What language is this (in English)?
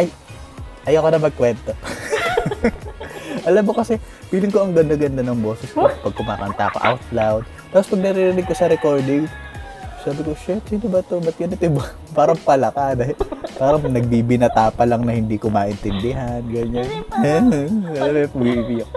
Filipino